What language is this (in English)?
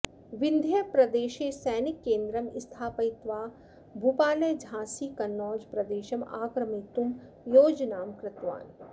Sanskrit